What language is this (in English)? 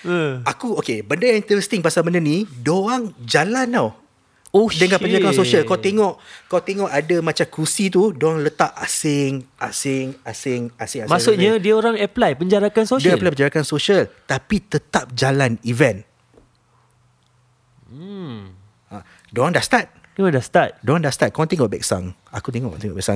Malay